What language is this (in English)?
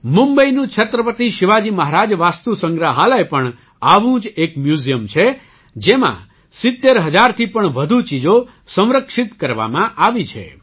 Gujarati